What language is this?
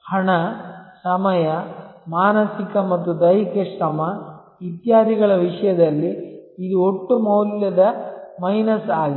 Kannada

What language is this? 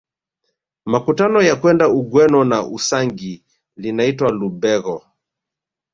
Swahili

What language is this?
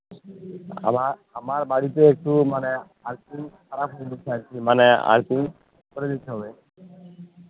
Bangla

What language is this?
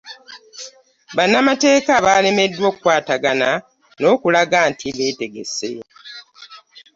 Ganda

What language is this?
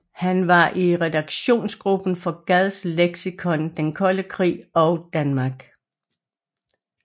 Danish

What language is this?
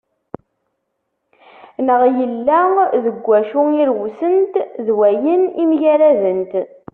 Kabyle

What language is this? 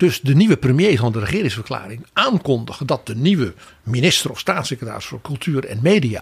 Dutch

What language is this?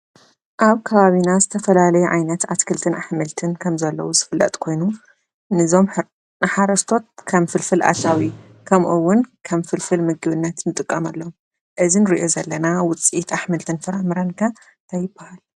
Tigrinya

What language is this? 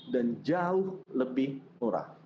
Indonesian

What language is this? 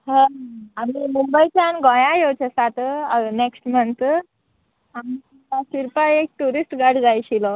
Konkani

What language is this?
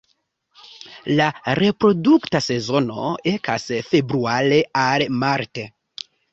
Esperanto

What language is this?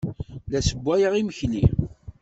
Kabyle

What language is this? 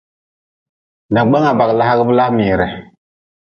Nawdm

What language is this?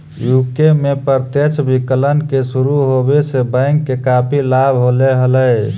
Magahi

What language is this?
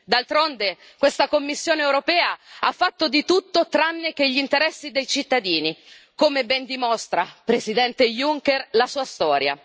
Italian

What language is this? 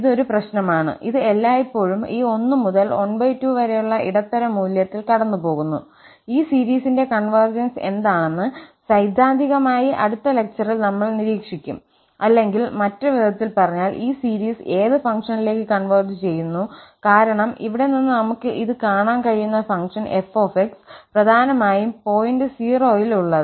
Malayalam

